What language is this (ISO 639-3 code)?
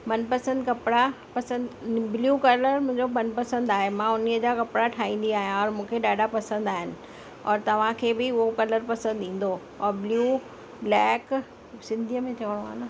snd